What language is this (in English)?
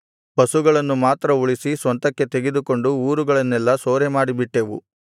Kannada